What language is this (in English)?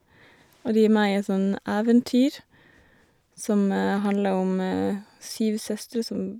Norwegian